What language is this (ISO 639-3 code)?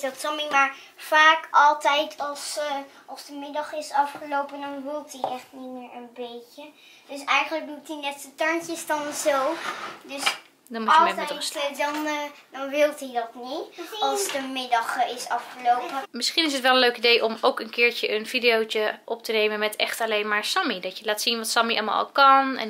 nld